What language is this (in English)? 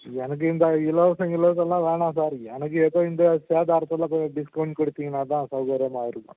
Tamil